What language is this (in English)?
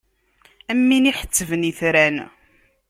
Kabyle